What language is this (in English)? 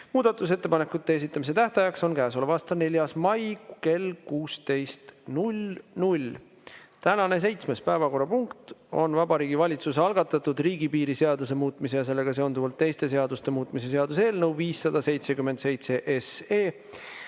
Estonian